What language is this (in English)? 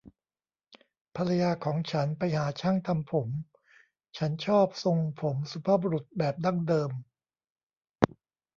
Thai